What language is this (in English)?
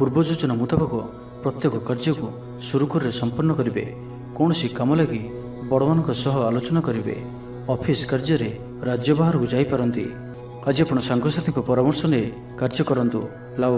Bangla